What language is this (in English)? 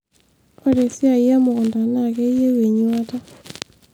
Masai